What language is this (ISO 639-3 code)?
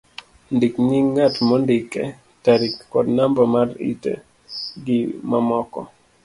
luo